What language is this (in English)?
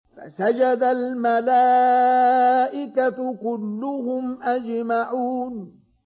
Arabic